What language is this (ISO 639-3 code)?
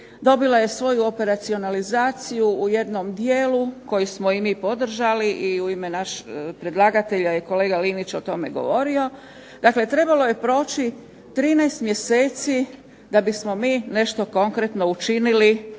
hrv